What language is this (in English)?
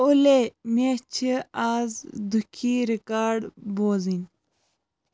Kashmiri